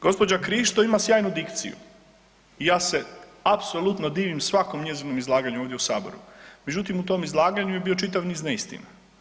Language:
Croatian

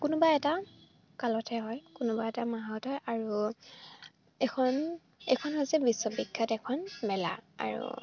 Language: Assamese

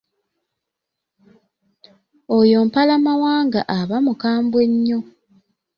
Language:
Ganda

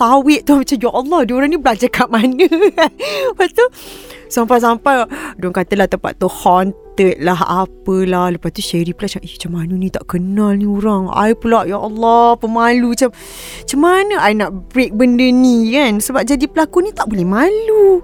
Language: Malay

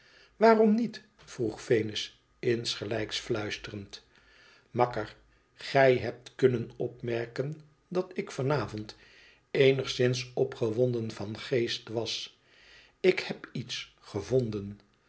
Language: Dutch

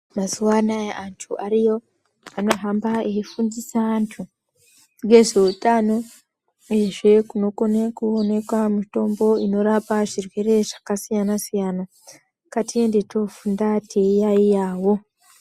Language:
Ndau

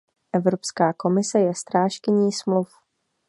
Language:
Czech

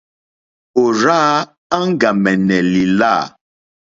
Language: Mokpwe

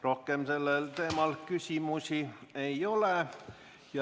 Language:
Estonian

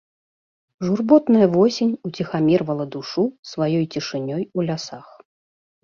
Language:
Belarusian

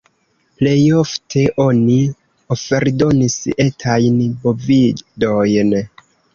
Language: Esperanto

